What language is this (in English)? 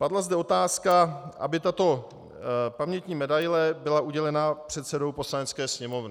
Czech